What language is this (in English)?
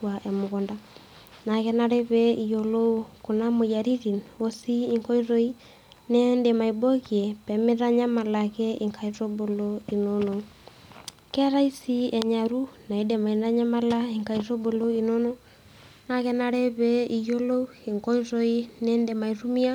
Masai